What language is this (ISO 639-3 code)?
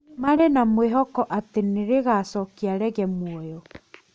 kik